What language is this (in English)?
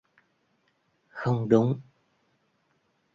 Vietnamese